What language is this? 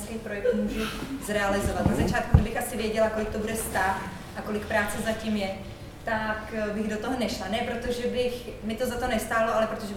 Czech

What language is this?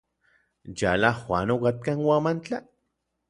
Orizaba Nahuatl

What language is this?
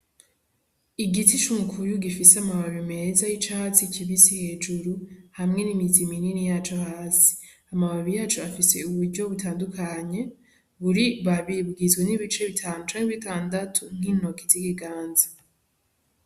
Rundi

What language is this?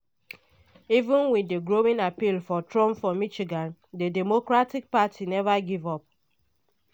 Nigerian Pidgin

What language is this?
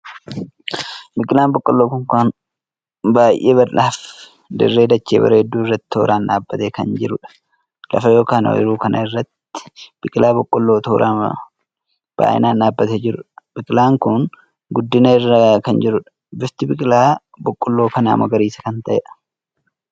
Oromo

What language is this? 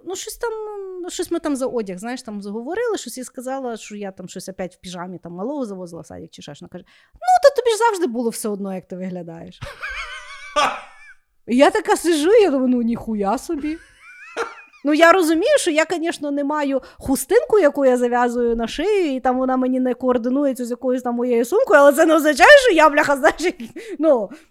Ukrainian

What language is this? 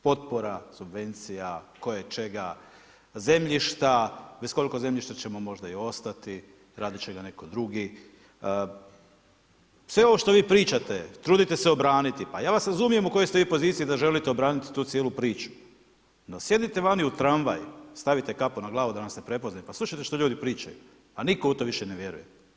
Croatian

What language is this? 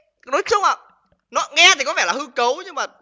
Vietnamese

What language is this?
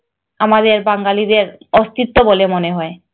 Bangla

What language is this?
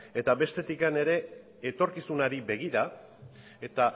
Basque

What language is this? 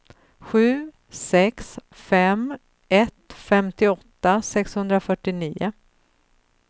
Swedish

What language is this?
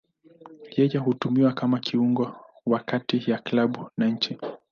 Swahili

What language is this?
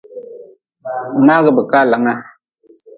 Nawdm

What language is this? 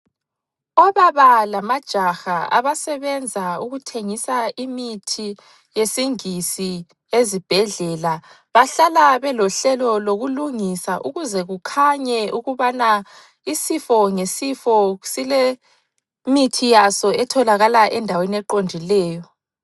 North Ndebele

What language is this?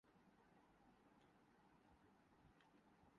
Urdu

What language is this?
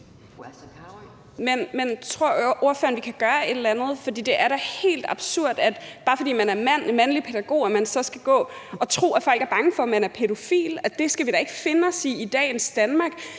Danish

